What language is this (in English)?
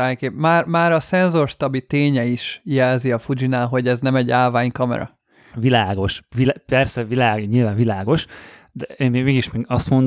Hungarian